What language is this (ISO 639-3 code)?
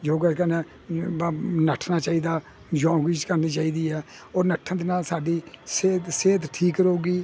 pan